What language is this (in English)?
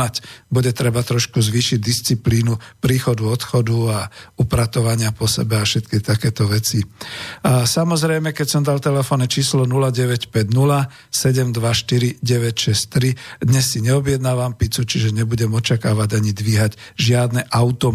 Slovak